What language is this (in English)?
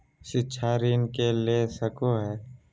Magahi